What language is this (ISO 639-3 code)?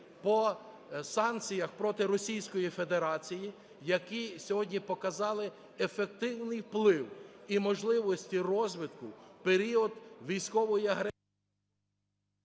ukr